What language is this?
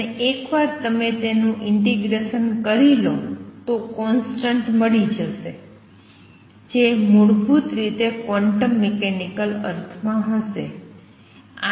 Gujarati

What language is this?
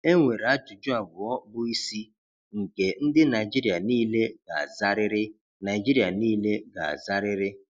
Igbo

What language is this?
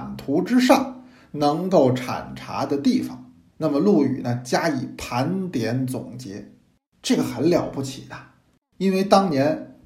Chinese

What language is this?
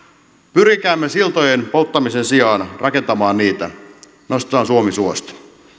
Finnish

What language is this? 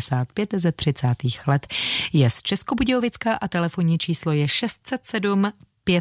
Czech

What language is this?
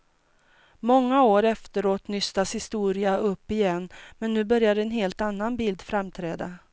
Swedish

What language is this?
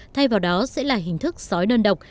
Vietnamese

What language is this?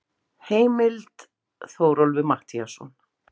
Icelandic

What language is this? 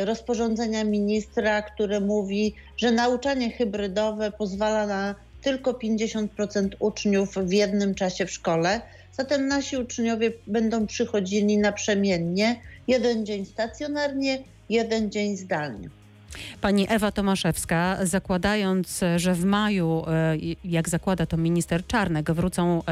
Polish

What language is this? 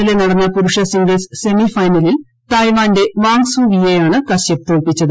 Malayalam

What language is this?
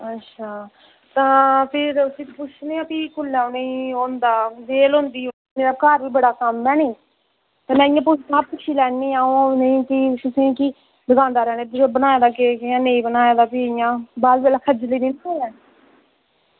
Dogri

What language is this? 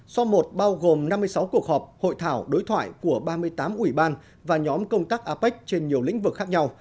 Vietnamese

